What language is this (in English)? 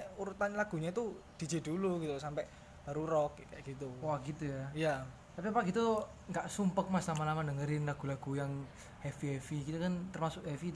Indonesian